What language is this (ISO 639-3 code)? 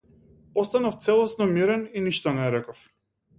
mkd